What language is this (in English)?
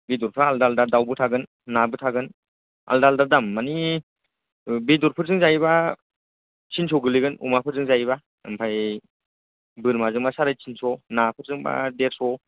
Bodo